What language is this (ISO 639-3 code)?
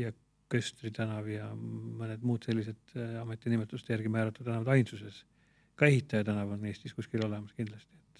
est